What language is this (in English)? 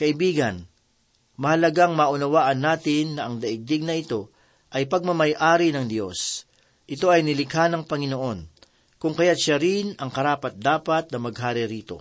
Filipino